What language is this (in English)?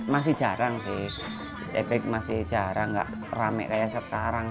Indonesian